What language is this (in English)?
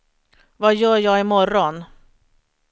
Swedish